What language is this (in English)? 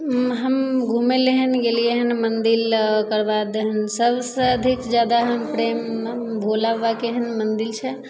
Maithili